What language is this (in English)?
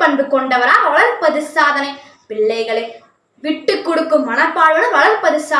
Tamil